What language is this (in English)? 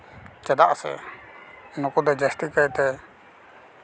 Santali